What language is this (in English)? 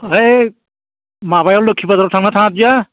Bodo